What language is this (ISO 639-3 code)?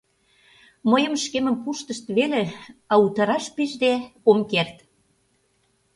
chm